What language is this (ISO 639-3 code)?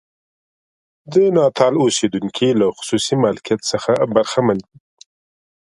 pus